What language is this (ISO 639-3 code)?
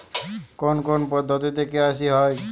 ben